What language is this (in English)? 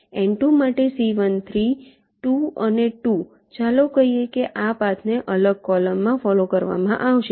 Gujarati